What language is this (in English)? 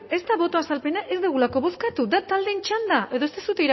Basque